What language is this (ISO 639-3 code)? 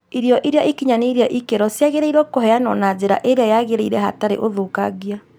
kik